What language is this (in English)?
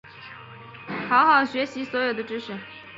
Chinese